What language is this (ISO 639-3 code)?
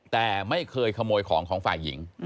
tha